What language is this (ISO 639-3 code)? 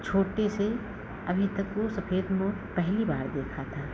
hin